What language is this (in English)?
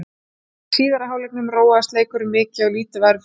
Icelandic